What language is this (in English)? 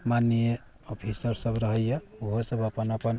Maithili